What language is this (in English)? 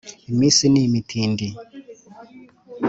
Kinyarwanda